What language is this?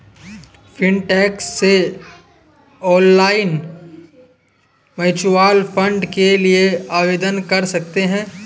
Hindi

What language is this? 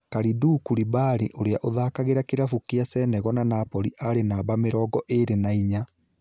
Kikuyu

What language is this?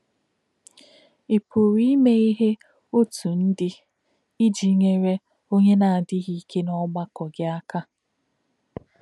Igbo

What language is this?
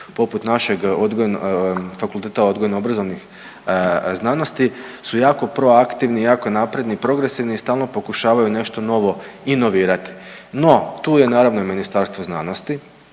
Croatian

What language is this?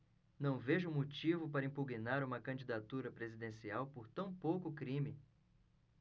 Portuguese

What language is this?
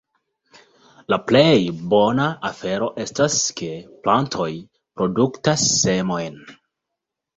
Esperanto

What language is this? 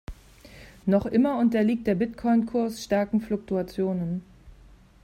German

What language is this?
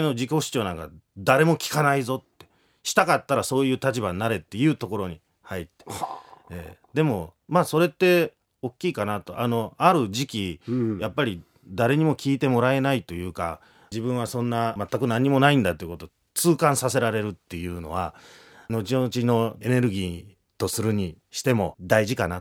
Japanese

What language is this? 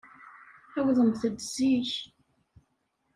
Kabyle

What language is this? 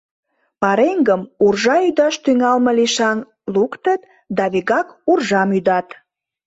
Mari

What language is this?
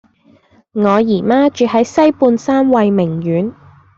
Cantonese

